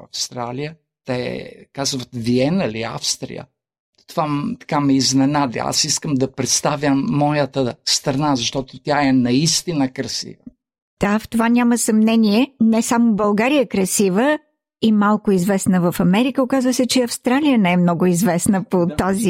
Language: Bulgarian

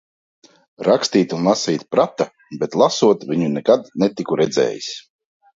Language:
Latvian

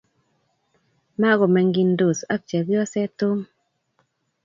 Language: Kalenjin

